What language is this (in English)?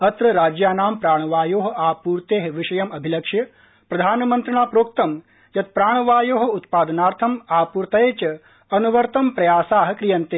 Sanskrit